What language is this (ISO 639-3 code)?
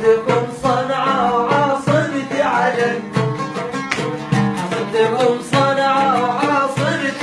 ara